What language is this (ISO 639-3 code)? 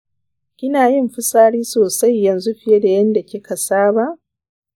hau